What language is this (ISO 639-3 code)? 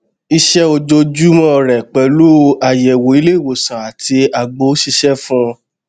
yor